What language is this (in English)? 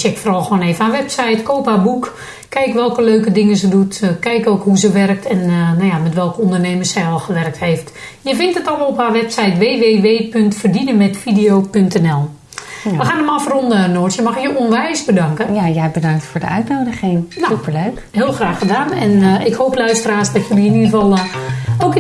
Dutch